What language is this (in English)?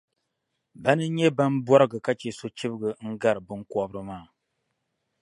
Dagbani